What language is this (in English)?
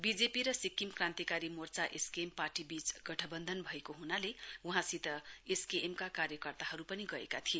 Nepali